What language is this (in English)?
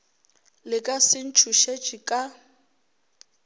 Northern Sotho